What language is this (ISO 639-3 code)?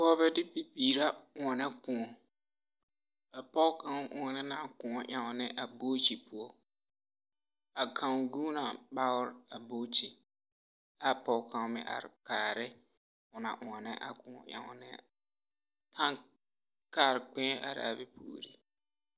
dga